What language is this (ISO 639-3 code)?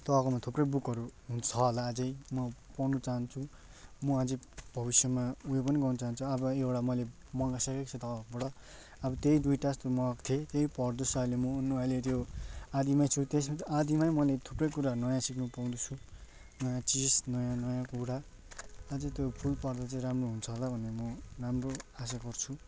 nep